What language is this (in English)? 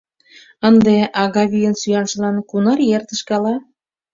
Mari